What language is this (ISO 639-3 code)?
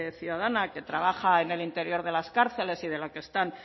spa